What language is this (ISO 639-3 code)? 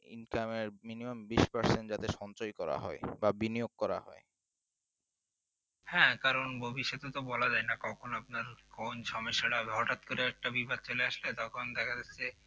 ben